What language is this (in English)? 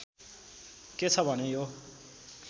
Nepali